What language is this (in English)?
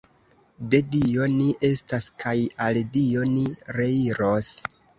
Esperanto